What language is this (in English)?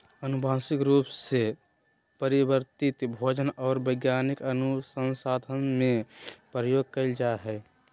Magahi